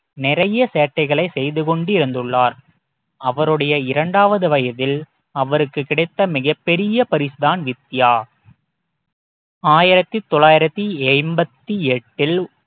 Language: Tamil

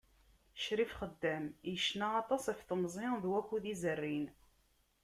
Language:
Kabyle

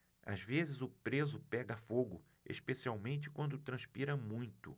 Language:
Portuguese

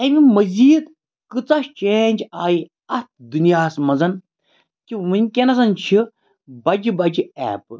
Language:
Kashmiri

